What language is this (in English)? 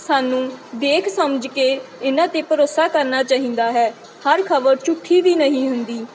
Punjabi